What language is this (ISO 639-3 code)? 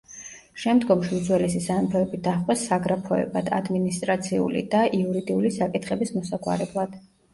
kat